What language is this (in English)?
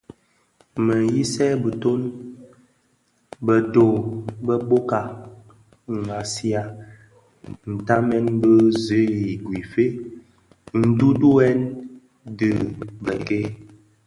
Bafia